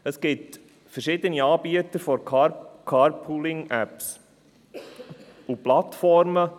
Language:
Swiss German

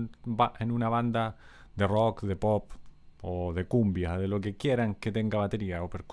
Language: Spanish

